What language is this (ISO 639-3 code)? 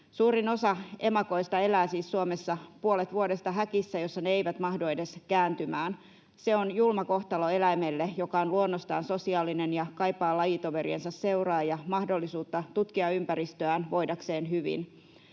fin